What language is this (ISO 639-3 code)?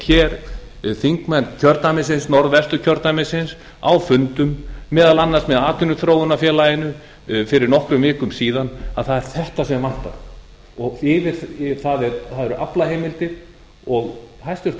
isl